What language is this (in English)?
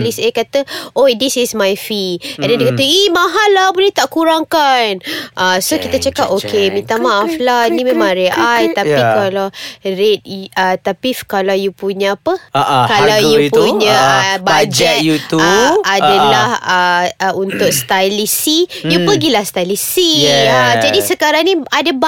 Malay